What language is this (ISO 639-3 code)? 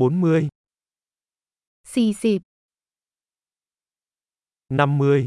vie